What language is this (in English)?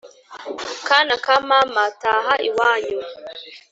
Kinyarwanda